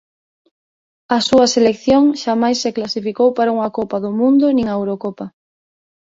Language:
Galician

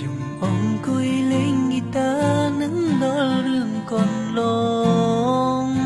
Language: Khmer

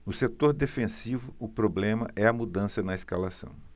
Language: Portuguese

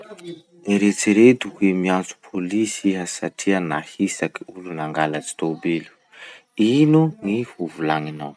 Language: Masikoro Malagasy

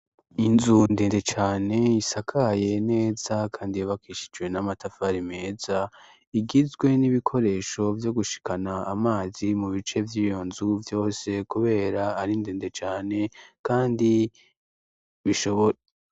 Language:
Rundi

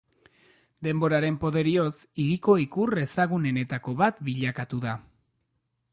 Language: Basque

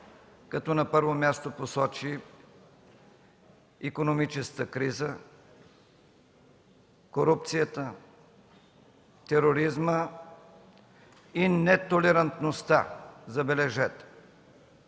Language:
Bulgarian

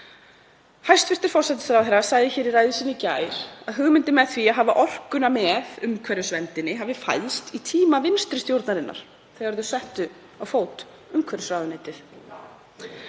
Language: Icelandic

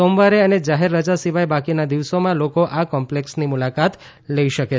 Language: Gujarati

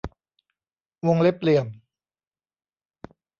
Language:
Thai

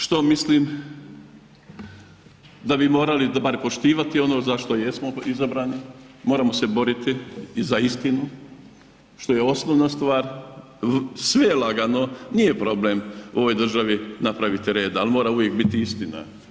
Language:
Croatian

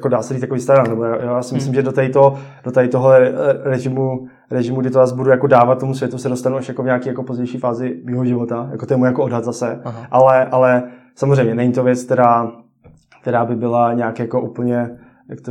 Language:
Czech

